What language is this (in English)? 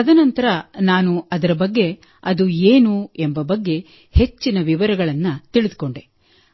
Kannada